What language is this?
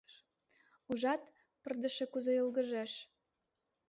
Mari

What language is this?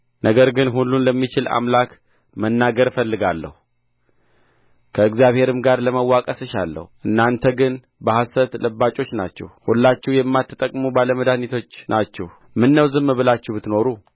Amharic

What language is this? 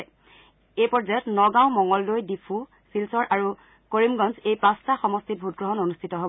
Assamese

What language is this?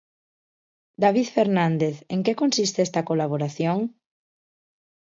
Galician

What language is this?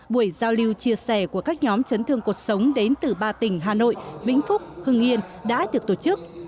Vietnamese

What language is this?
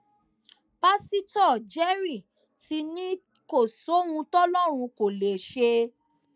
Yoruba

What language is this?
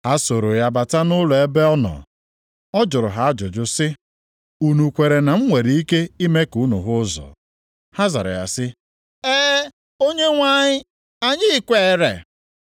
Igbo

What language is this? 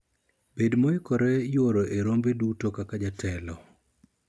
Luo (Kenya and Tanzania)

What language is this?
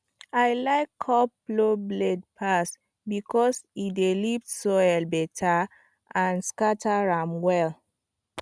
Nigerian Pidgin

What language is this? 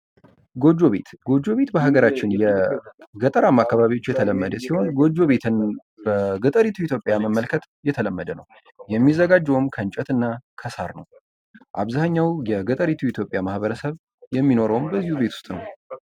Amharic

